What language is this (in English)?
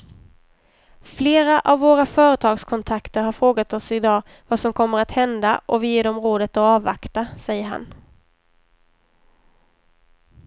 Swedish